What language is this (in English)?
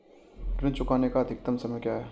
Hindi